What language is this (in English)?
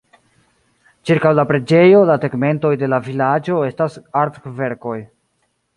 Esperanto